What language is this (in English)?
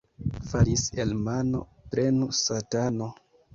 Esperanto